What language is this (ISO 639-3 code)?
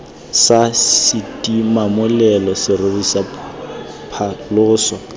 tsn